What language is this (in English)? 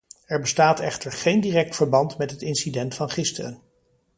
Dutch